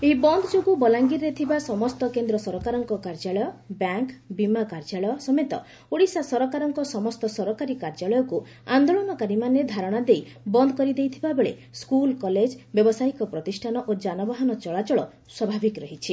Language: Odia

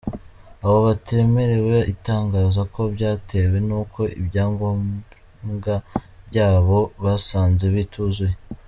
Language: Kinyarwanda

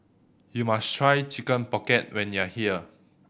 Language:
English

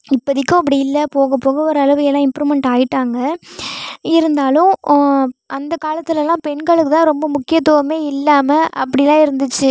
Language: Tamil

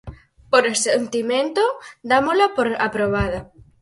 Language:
Galician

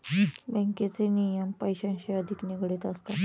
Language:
Marathi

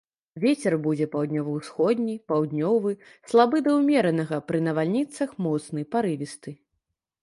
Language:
Belarusian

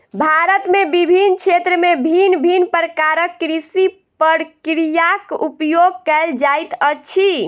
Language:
Maithili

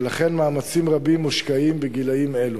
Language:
Hebrew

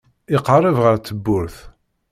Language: Kabyle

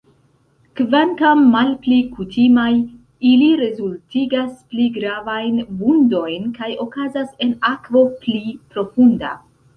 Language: Esperanto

